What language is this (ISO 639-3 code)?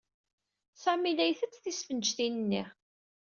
kab